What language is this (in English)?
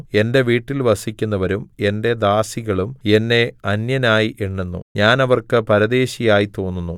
Malayalam